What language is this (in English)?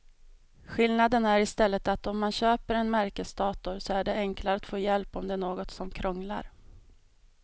Swedish